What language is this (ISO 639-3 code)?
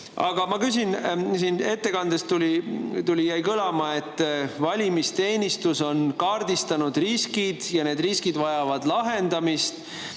est